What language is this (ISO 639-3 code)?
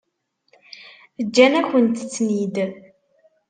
kab